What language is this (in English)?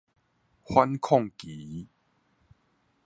Min Nan Chinese